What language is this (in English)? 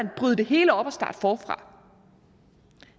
Danish